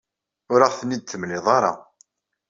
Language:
Kabyle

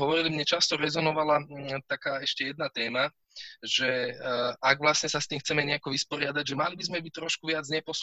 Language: Slovak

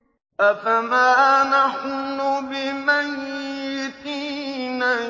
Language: Arabic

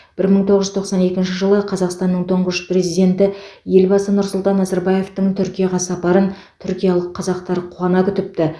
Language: Kazakh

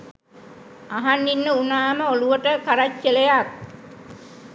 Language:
Sinhala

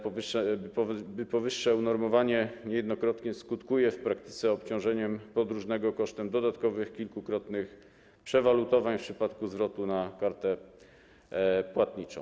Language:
Polish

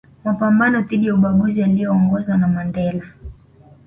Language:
Swahili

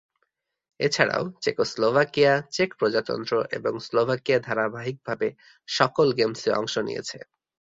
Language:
Bangla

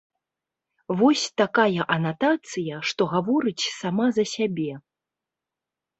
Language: Belarusian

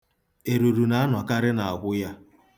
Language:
Igbo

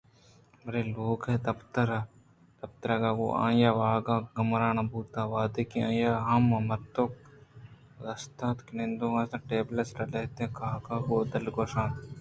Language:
Eastern Balochi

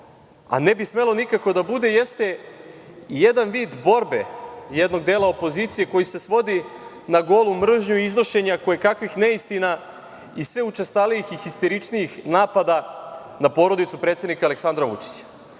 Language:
Serbian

